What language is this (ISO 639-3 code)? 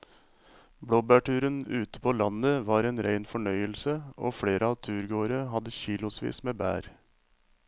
nor